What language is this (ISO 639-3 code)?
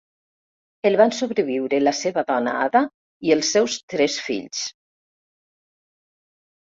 cat